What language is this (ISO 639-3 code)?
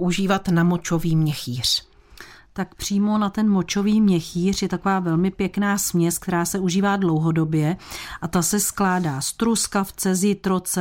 ces